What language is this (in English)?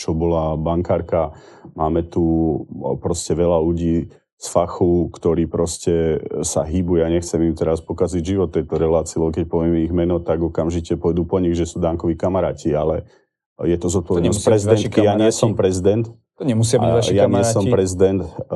Slovak